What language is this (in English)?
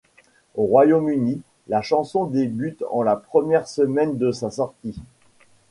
French